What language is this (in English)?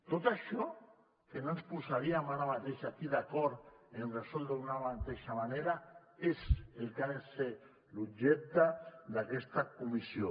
Catalan